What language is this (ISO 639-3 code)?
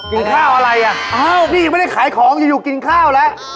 tha